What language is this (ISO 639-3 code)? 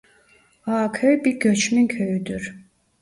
tur